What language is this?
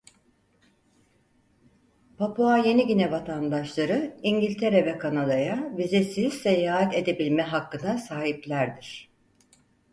Turkish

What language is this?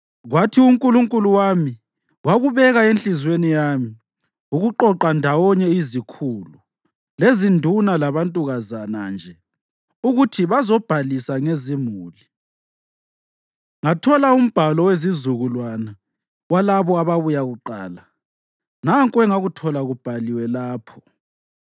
North Ndebele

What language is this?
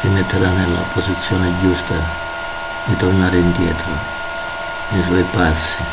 Italian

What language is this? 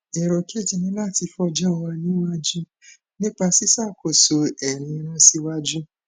Yoruba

